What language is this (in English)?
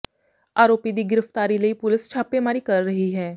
Punjabi